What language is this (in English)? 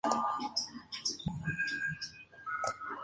Spanish